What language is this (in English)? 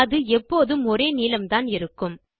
Tamil